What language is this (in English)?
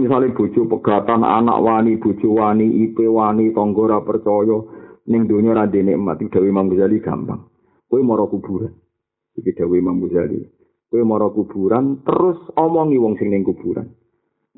Malay